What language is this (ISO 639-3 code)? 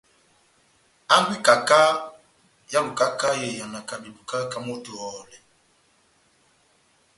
bnm